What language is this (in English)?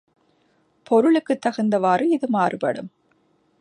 Tamil